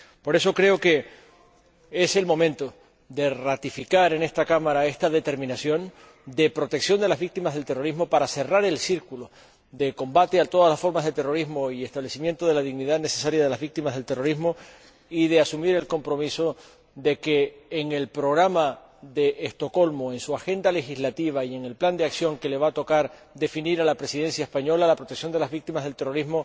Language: Spanish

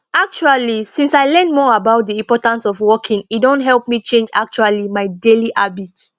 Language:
Nigerian Pidgin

